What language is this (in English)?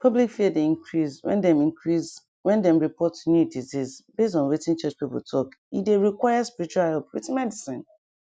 Nigerian Pidgin